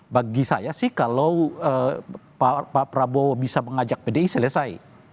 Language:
Indonesian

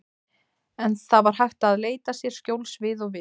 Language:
Icelandic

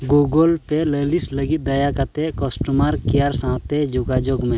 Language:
Santali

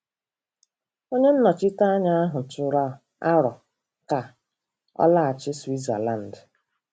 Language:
Igbo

